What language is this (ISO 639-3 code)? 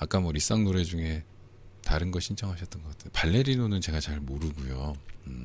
kor